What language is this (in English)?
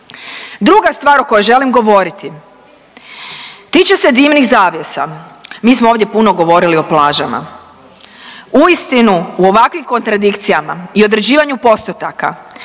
Croatian